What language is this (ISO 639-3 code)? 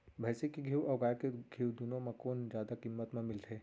hne